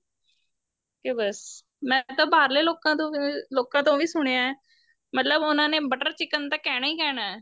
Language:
Punjabi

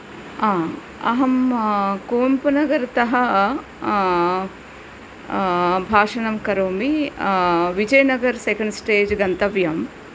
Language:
Sanskrit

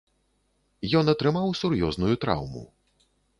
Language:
Belarusian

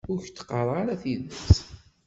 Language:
Kabyle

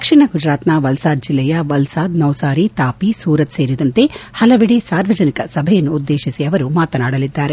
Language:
Kannada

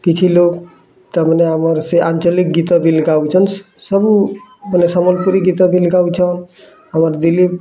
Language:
Odia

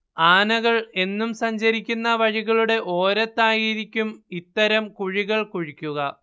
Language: Malayalam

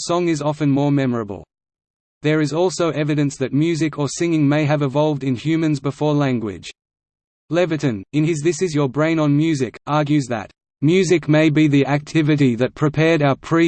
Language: English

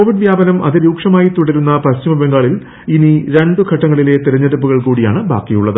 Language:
Malayalam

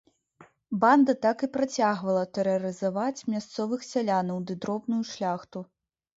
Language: Belarusian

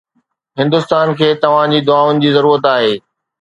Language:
Sindhi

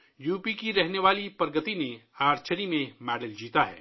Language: Urdu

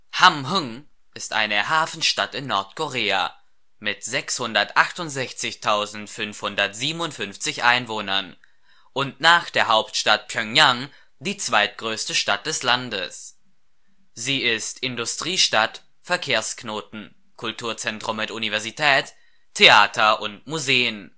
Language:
German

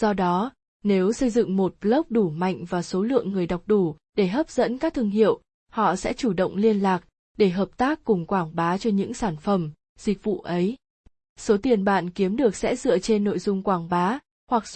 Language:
Vietnamese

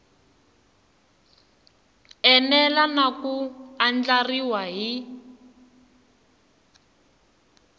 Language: Tsonga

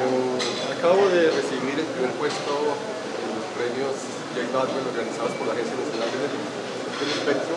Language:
Spanish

